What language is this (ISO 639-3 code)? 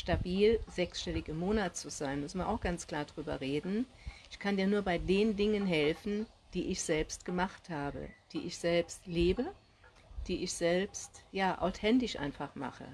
deu